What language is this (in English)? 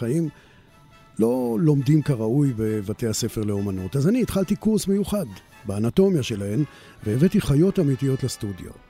Hebrew